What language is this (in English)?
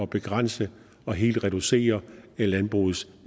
Danish